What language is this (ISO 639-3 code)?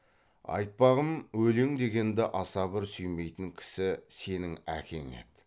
kaz